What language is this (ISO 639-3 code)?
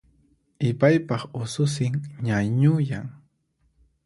qxp